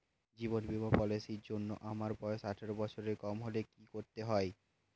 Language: Bangla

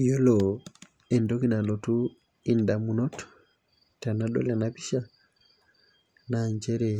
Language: Masai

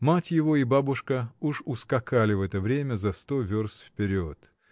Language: Russian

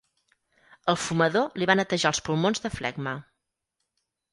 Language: Catalan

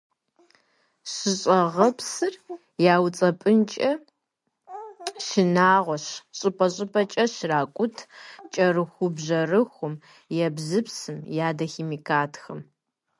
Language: Kabardian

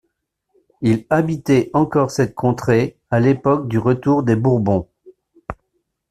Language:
French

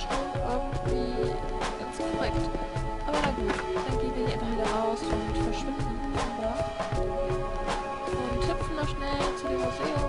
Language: German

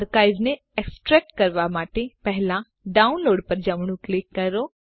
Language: Gujarati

